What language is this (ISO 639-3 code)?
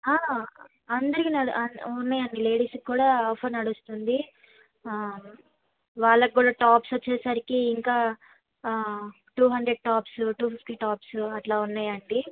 tel